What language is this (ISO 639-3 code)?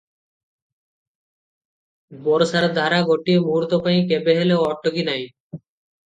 ori